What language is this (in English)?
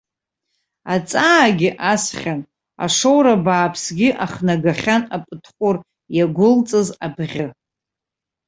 Abkhazian